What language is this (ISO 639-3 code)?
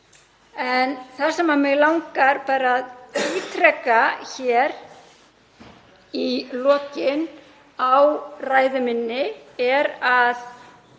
isl